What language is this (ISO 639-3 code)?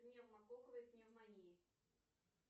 rus